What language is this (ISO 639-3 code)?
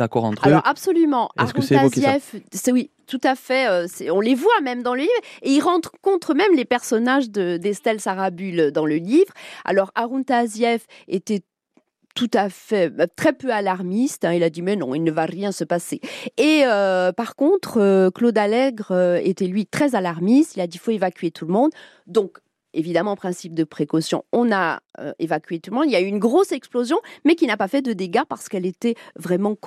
fra